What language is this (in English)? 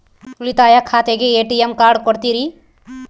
Kannada